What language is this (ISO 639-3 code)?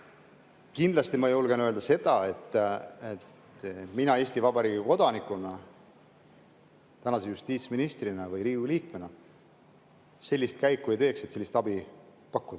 est